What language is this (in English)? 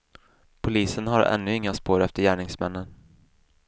Swedish